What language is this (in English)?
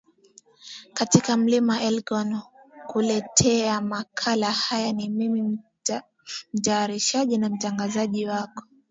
Swahili